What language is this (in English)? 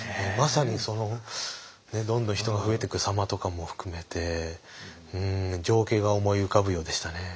Japanese